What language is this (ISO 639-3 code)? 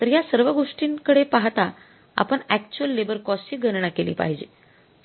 mar